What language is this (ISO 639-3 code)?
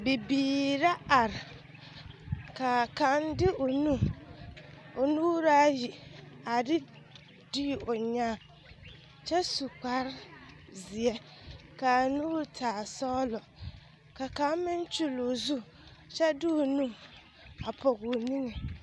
dga